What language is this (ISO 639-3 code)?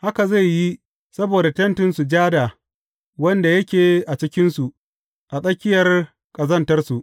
hau